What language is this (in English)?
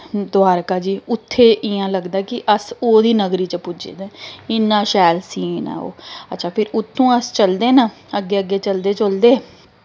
Dogri